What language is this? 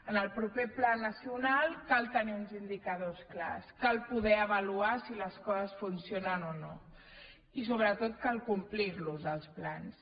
Catalan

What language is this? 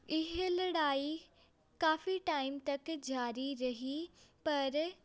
Punjabi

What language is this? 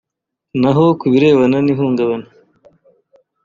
Kinyarwanda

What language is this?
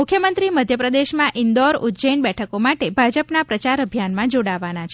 Gujarati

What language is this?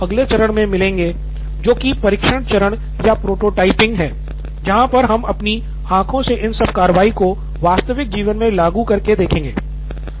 Hindi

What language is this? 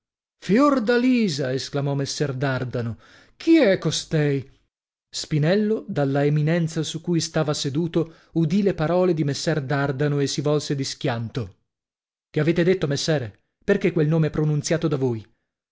Italian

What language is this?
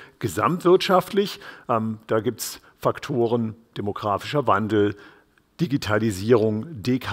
German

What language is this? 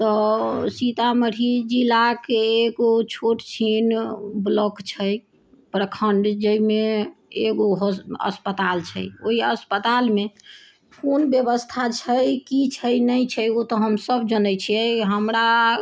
Maithili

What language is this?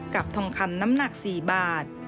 Thai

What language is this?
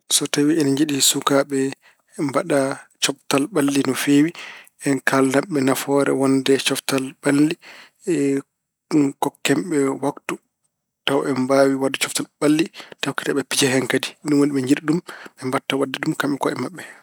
Fula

